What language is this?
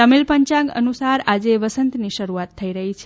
Gujarati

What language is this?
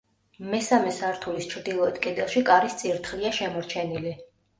Georgian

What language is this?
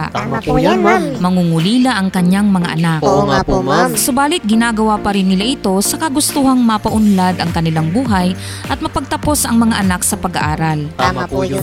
Filipino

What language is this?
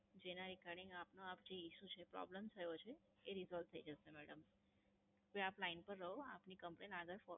Gujarati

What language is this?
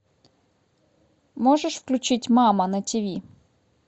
Russian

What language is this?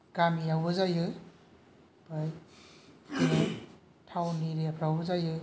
Bodo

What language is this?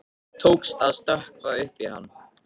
Icelandic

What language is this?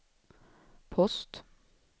Swedish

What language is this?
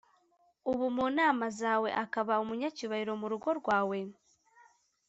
Kinyarwanda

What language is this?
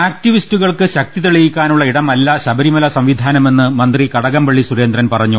Malayalam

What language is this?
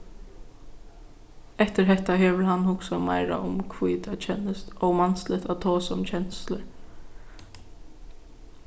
Faroese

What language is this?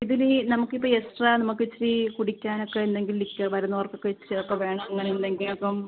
Malayalam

